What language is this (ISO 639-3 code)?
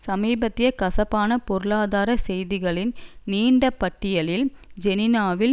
tam